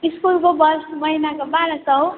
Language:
Nepali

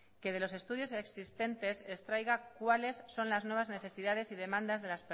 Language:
Spanish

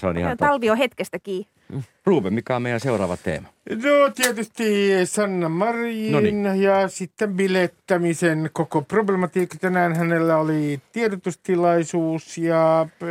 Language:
Finnish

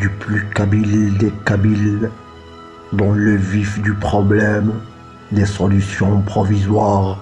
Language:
French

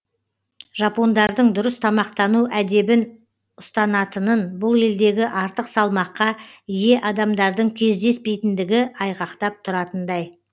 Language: Kazakh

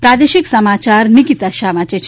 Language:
Gujarati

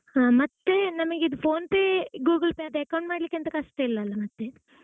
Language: Kannada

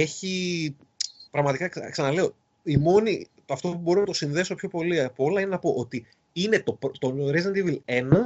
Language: Greek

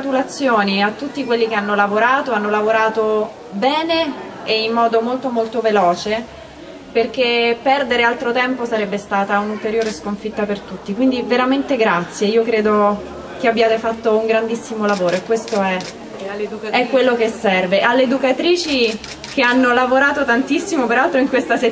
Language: Italian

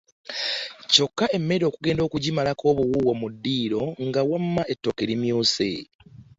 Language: Ganda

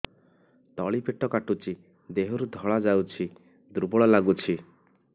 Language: Odia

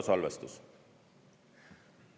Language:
Estonian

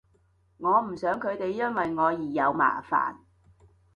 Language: Cantonese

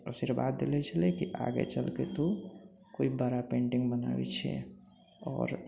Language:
Maithili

